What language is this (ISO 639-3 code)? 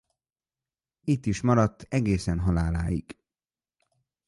hun